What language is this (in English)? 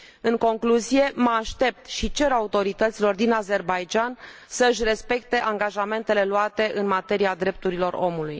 Romanian